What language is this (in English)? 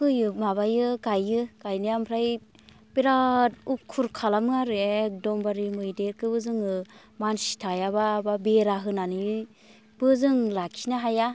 Bodo